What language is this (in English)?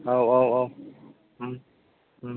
Bodo